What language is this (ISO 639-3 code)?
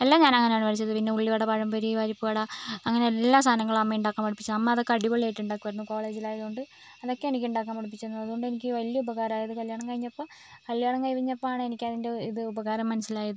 mal